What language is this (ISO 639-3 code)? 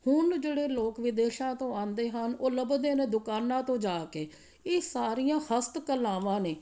pan